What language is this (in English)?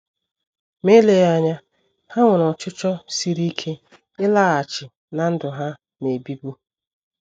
Igbo